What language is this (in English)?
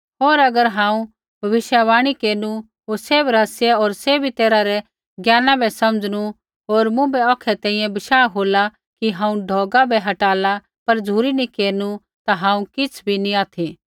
Kullu Pahari